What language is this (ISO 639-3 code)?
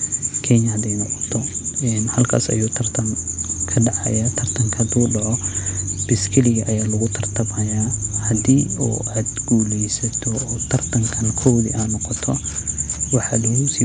som